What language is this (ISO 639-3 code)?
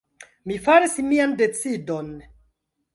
epo